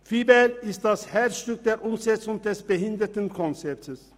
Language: Swiss German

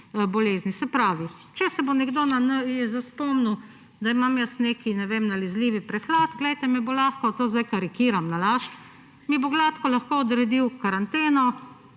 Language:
Slovenian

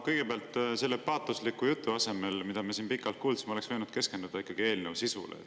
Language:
Estonian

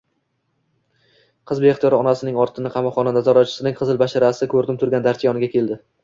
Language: Uzbek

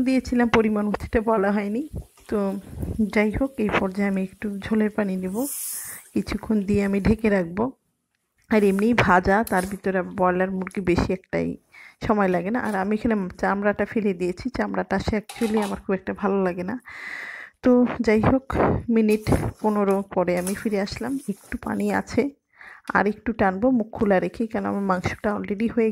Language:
Hindi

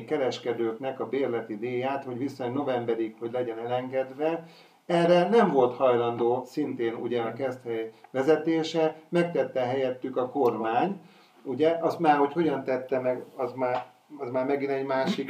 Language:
Hungarian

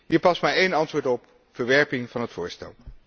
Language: Dutch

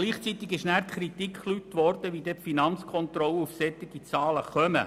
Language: Swiss German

